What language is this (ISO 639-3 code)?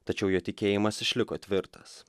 lit